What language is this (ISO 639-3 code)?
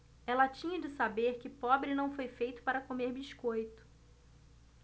por